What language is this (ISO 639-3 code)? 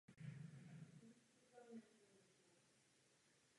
ces